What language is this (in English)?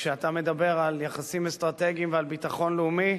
Hebrew